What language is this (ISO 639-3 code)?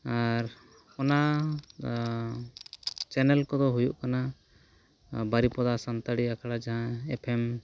sat